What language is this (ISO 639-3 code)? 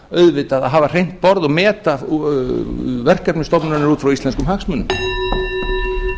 isl